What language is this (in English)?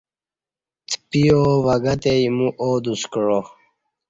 Kati